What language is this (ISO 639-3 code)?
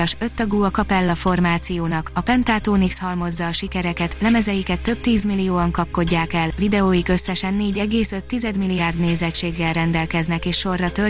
hun